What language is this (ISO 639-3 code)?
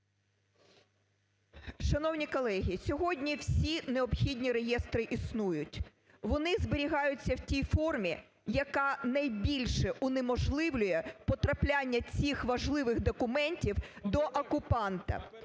ukr